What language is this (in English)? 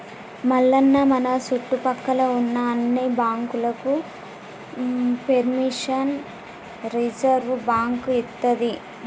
Telugu